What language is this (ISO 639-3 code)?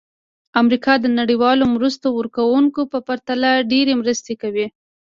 pus